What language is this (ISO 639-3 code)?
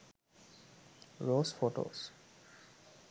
sin